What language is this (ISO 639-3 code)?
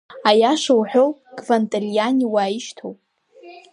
abk